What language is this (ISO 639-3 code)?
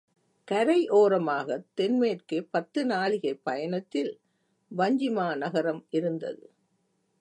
tam